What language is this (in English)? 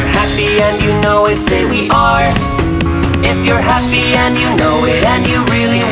English